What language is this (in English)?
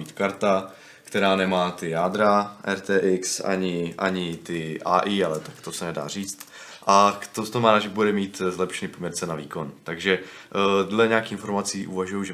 Czech